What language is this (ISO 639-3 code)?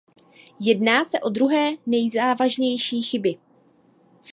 ces